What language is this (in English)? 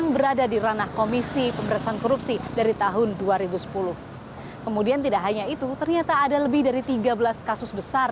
Indonesian